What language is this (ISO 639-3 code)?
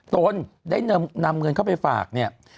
tha